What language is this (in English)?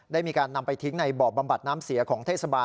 Thai